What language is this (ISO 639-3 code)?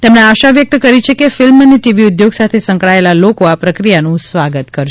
guj